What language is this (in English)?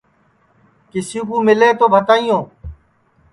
Sansi